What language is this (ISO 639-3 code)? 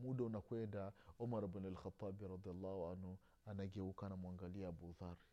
swa